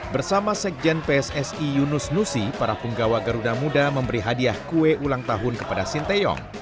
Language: Indonesian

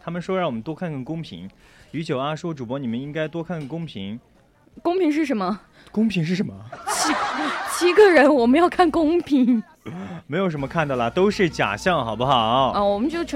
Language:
Chinese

